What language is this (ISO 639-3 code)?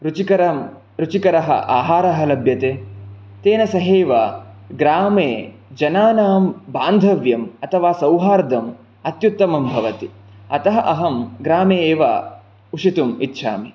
san